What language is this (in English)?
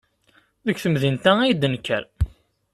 Kabyle